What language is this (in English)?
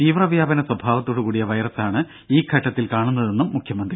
Malayalam